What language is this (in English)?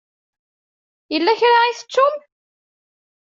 Kabyle